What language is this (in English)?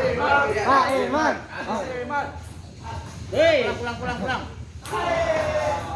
Indonesian